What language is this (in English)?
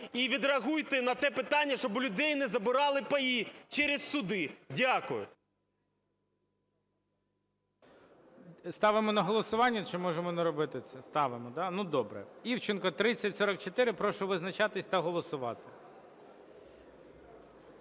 Ukrainian